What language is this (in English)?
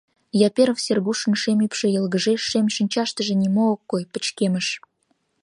Mari